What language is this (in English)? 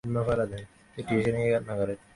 Bangla